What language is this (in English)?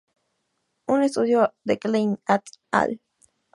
Spanish